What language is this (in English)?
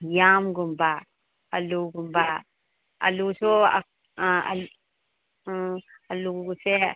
Manipuri